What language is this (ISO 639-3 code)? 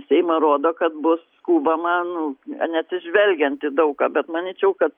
lit